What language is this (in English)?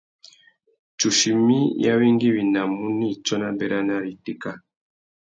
Tuki